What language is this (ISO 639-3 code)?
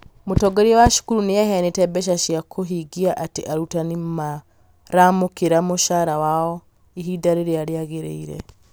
kik